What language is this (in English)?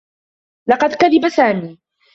Arabic